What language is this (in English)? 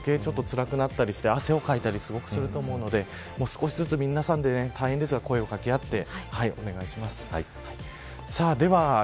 Japanese